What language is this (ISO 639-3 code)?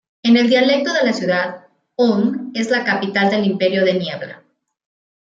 spa